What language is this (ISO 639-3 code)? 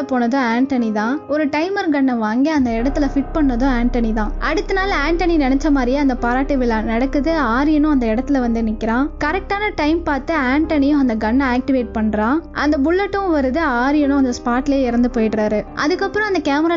ind